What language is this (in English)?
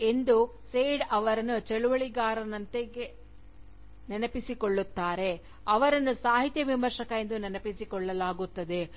Kannada